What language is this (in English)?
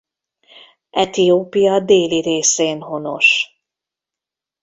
Hungarian